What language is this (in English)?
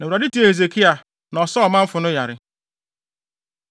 Akan